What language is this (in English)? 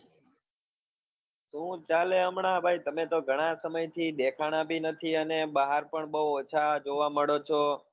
Gujarati